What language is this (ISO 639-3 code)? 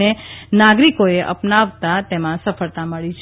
guj